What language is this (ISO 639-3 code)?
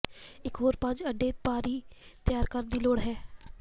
pan